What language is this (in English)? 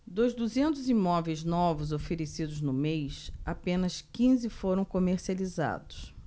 Portuguese